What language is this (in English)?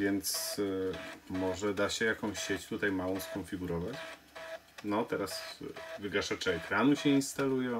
Polish